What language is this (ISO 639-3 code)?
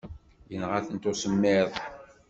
kab